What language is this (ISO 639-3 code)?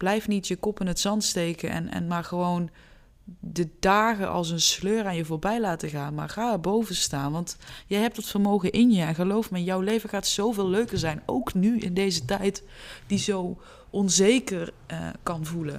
nld